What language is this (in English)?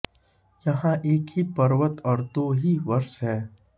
Hindi